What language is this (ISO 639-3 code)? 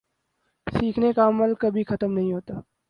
urd